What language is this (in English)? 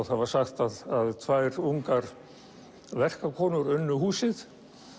Icelandic